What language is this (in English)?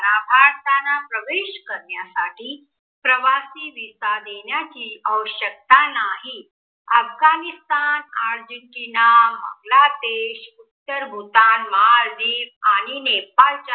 Marathi